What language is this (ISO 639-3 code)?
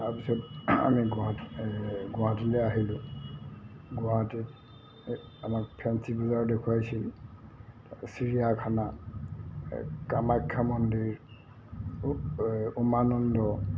asm